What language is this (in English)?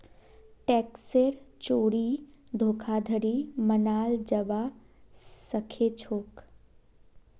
Magahi